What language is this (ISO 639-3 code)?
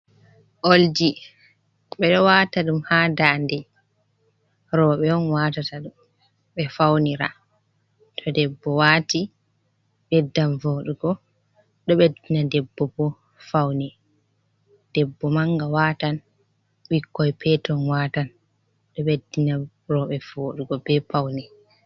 ful